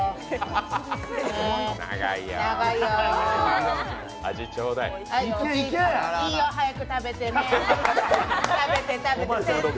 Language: Japanese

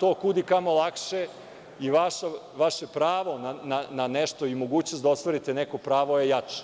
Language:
Serbian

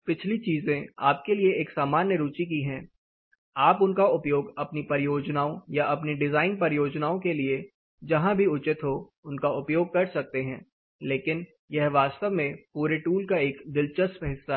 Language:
Hindi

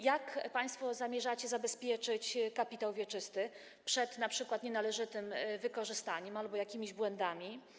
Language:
Polish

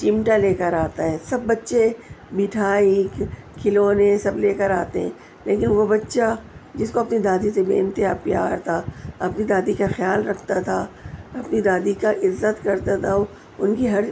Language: Urdu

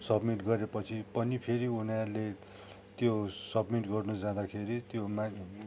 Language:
Nepali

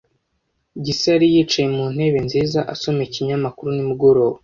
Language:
Kinyarwanda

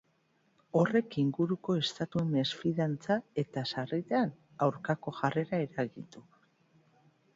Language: Basque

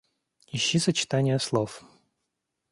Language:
Russian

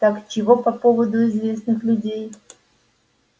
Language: Russian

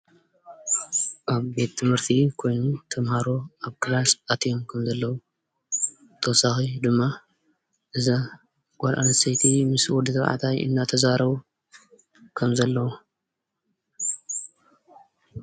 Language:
Tigrinya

